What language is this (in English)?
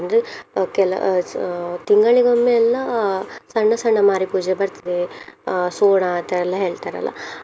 Kannada